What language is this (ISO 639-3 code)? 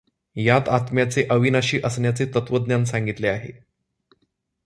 mar